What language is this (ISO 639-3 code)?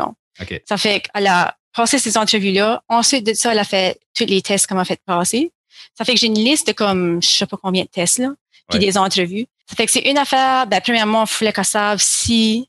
fra